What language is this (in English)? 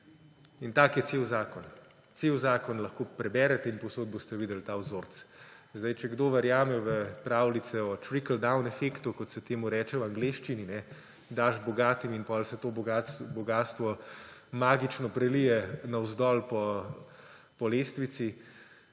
Slovenian